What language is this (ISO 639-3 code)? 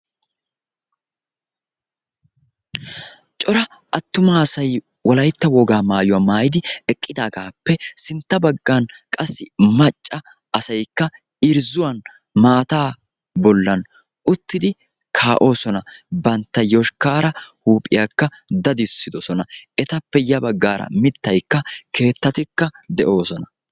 wal